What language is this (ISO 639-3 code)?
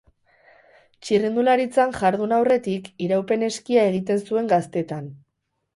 eus